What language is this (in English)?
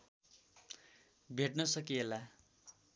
Nepali